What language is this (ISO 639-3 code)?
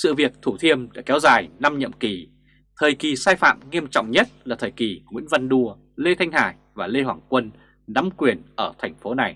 vie